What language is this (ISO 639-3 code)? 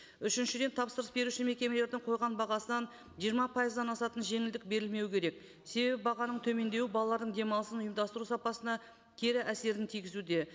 kaz